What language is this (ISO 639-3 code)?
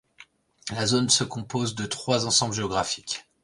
fra